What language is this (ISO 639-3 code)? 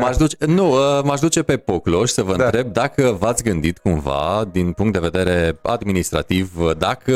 ron